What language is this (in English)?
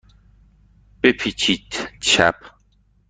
Persian